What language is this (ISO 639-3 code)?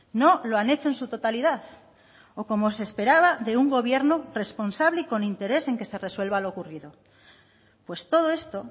spa